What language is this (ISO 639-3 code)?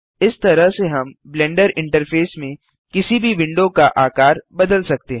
hin